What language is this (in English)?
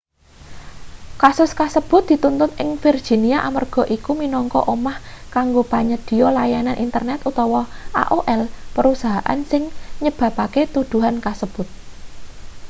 Javanese